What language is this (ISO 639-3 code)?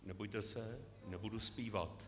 ces